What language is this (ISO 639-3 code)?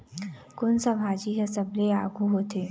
hne